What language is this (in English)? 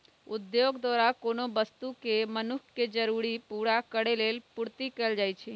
Magahi